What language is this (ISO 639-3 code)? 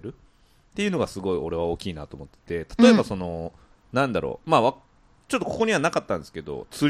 jpn